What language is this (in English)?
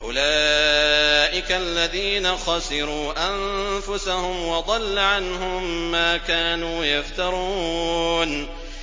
Arabic